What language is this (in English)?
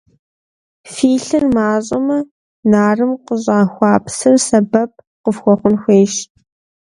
Kabardian